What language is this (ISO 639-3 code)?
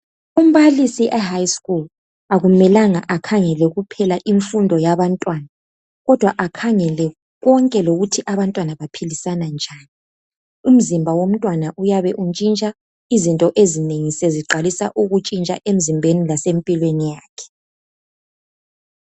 nde